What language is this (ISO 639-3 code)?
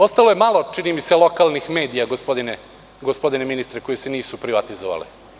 srp